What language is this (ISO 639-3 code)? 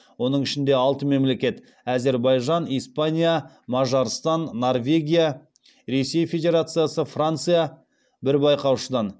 kaz